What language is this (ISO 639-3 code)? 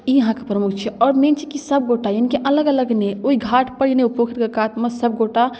mai